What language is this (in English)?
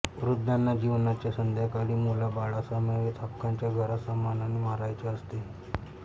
Marathi